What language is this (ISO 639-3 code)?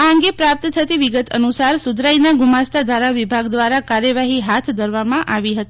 guj